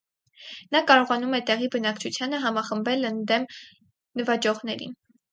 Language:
Armenian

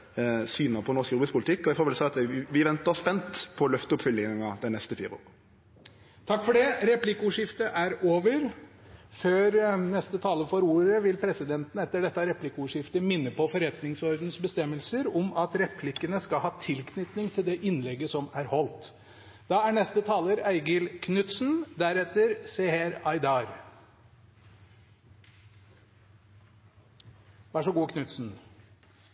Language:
Norwegian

